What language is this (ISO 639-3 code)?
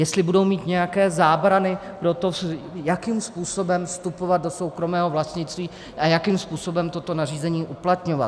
ces